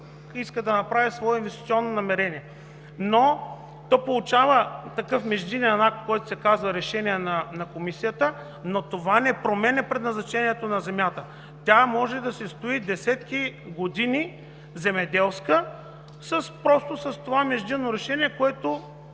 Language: Bulgarian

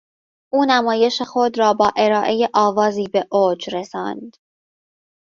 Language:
Persian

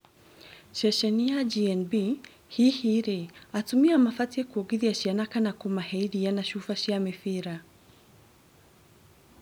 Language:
Kikuyu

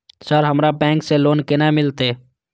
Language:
Maithili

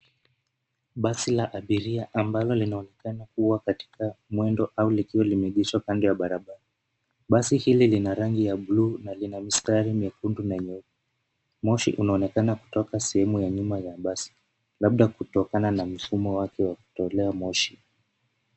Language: Swahili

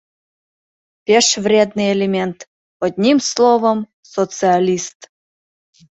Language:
Mari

